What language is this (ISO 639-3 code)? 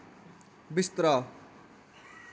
doi